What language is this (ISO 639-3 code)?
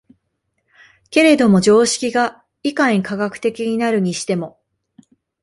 jpn